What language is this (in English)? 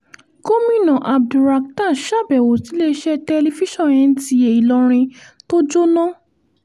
Yoruba